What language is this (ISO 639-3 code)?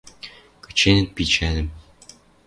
mrj